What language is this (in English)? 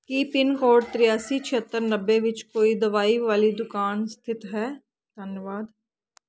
Punjabi